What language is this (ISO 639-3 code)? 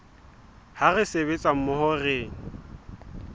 sot